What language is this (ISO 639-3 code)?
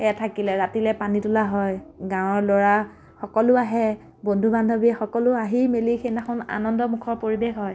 asm